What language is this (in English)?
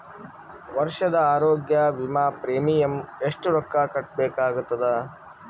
Kannada